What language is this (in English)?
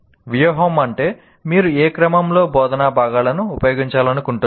Telugu